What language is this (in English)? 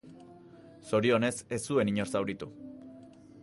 Basque